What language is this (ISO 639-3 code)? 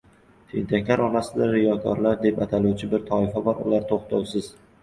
uzb